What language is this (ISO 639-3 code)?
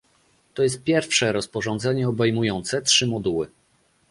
pol